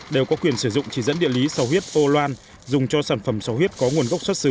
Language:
Vietnamese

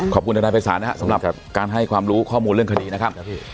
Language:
Thai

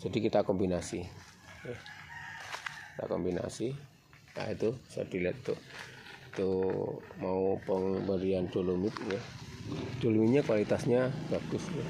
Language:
Indonesian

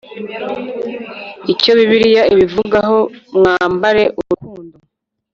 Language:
Kinyarwanda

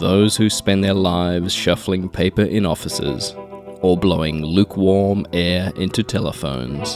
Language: English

